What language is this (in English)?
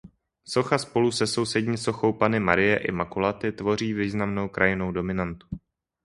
Czech